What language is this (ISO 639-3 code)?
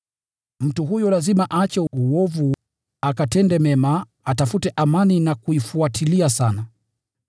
swa